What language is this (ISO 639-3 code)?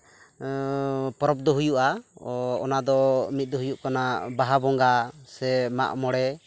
sat